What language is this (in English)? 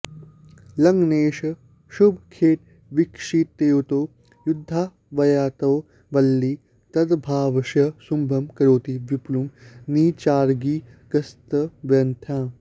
Sanskrit